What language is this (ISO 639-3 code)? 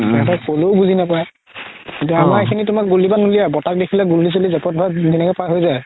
asm